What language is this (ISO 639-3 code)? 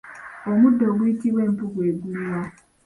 lug